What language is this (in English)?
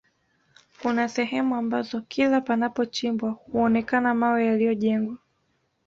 Swahili